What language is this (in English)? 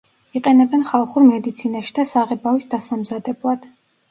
Georgian